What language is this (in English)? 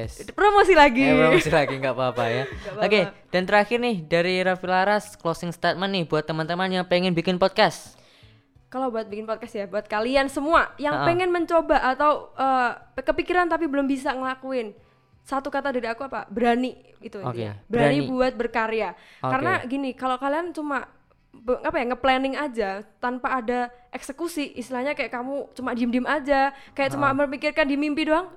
Indonesian